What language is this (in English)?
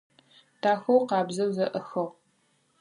Adyghe